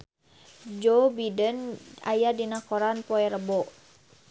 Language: Sundanese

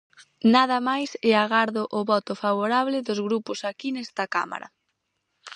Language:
Galician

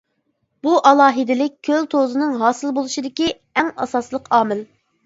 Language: Uyghur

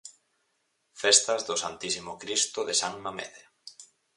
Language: Galician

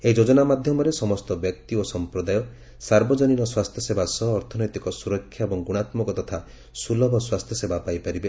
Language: Odia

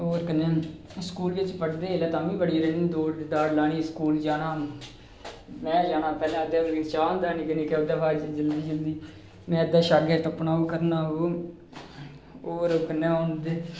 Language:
Dogri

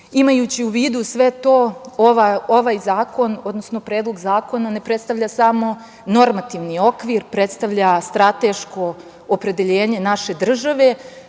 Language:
Serbian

